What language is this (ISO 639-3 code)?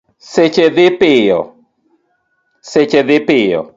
luo